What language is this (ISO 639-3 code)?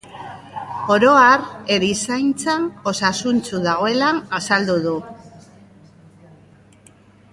eus